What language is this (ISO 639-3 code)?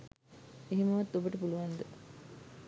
sin